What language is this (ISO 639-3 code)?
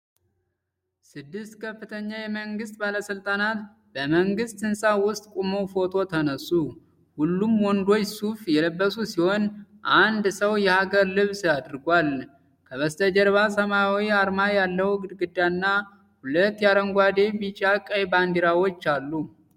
amh